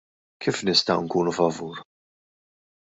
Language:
Maltese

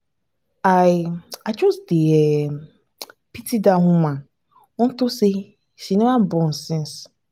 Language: Nigerian Pidgin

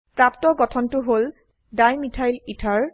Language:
Assamese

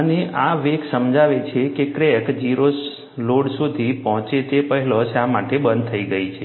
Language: Gujarati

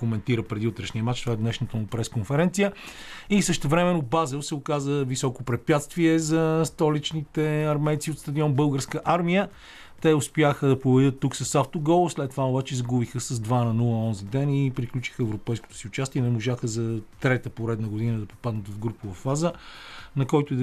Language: Bulgarian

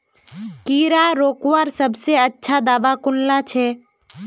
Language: Magahi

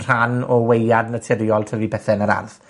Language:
Welsh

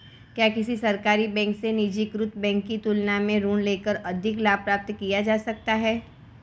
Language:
Hindi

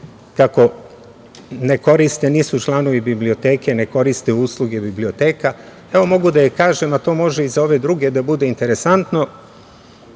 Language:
Serbian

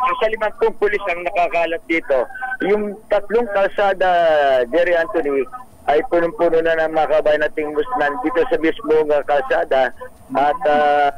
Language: Filipino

